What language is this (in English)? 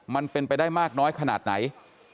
Thai